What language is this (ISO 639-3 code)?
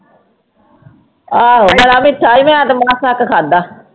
pan